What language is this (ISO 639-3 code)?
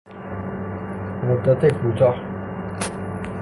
fas